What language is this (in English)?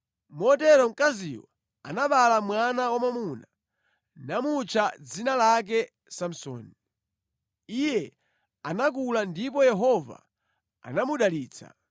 Nyanja